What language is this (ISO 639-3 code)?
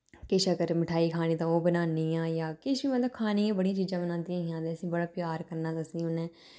doi